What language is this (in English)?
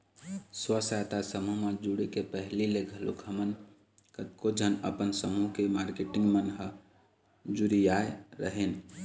Chhattisgarhi